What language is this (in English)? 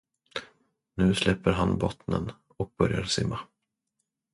Swedish